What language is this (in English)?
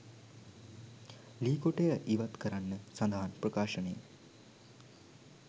Sinhala